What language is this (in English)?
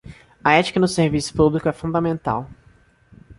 Portuguese